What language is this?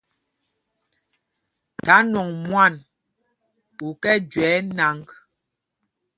Mpumpong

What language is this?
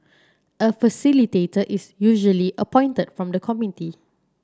English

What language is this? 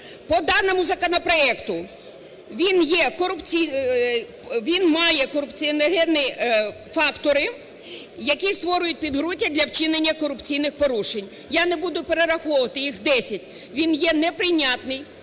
Ukrainian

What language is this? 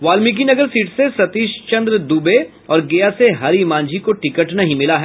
Hindi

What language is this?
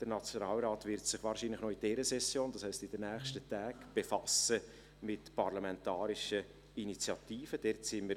Swiss German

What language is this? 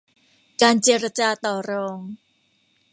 Thai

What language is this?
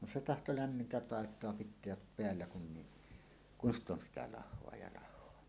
Finnish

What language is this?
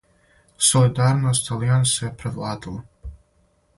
Serbian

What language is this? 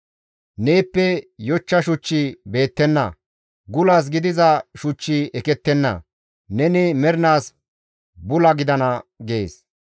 Gamo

